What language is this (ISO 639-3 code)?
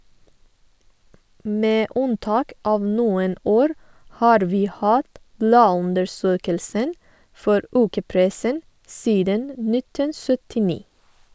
nor